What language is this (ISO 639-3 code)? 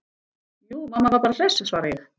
isl